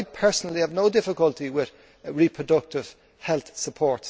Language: English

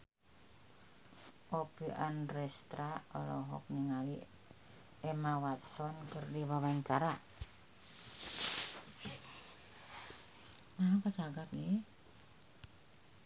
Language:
Sundanese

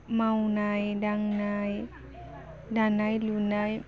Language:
Bodo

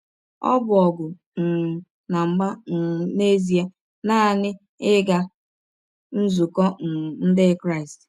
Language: Igbo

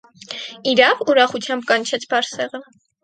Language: Armenian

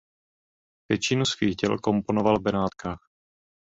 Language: Czech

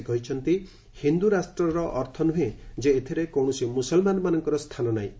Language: Odia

